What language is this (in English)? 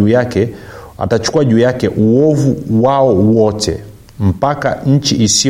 Swahili